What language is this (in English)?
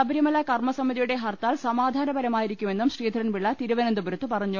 Malayalam